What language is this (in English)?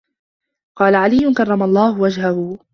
Arabic